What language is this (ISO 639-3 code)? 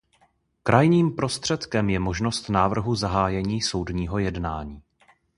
ces